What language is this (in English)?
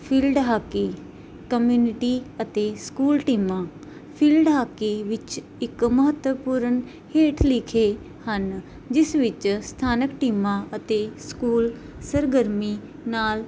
Punjabi